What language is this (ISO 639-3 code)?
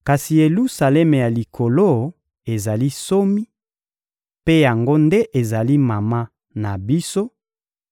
lin